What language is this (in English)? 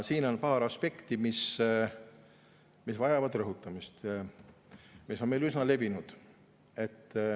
Estonian